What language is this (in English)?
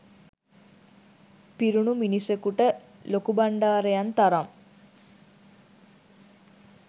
Sinhala